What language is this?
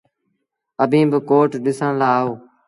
Sindhi Bhil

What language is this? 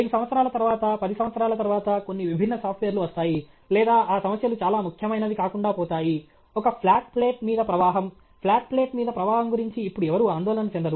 Telugu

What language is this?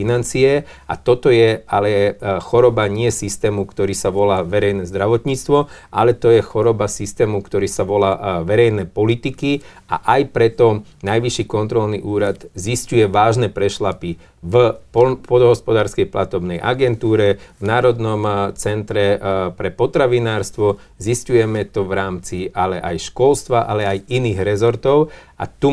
Slovak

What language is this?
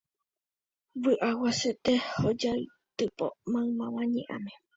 Guarani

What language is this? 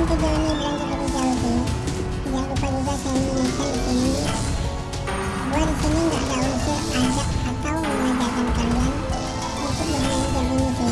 Indonesian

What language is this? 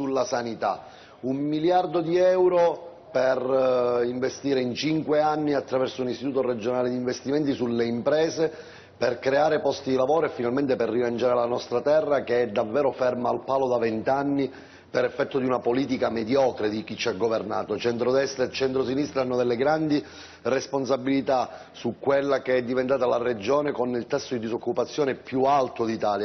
Italian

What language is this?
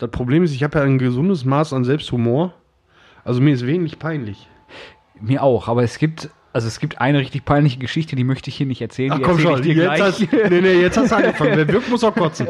German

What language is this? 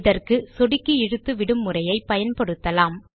Tamil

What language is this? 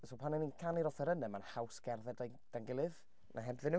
Welsh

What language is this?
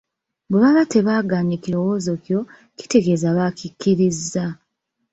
Ganda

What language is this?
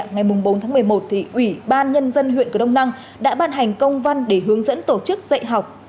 Vietnamese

